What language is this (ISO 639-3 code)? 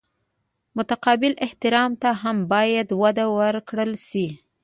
pus